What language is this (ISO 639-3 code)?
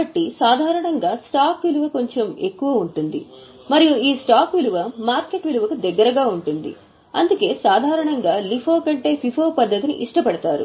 tel